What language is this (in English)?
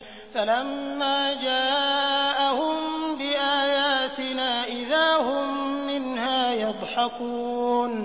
Arabic